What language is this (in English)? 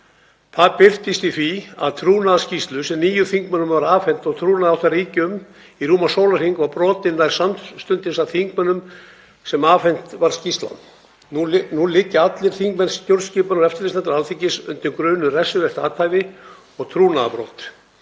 Icelandic